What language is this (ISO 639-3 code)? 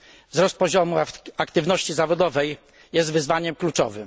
pol